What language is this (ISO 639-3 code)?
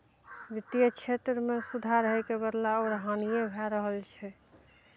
mai